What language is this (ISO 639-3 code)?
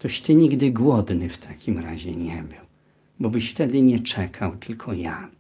pol